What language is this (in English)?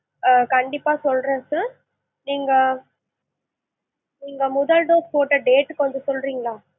Tamil